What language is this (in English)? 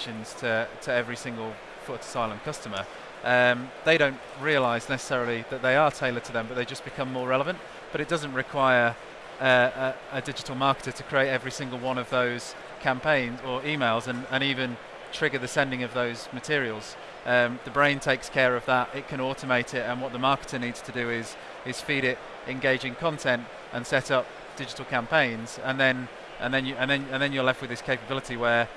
English